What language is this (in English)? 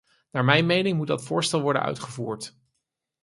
Dutch